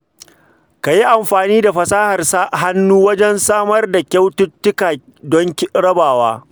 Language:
Hausa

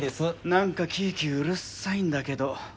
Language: Japanese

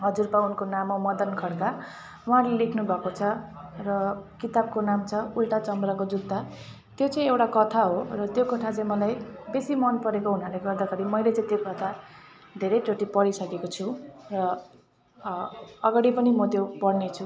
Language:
Nepali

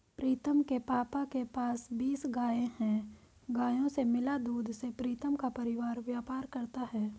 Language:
Hindi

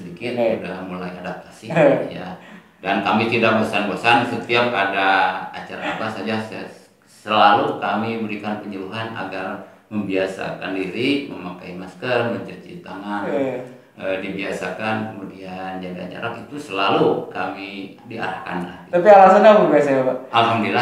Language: Indonesian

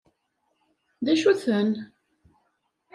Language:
Kabyle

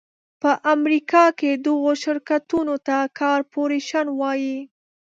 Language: Pashto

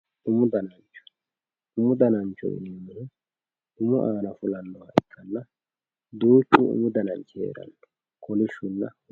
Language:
Sidamo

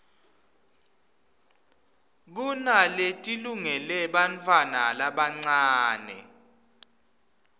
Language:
Swati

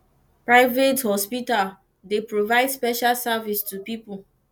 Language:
Nigerian Pidgin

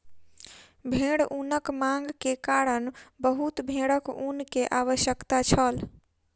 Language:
Maithili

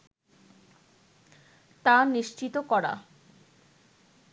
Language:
Bangla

